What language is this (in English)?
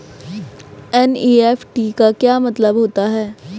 Hindi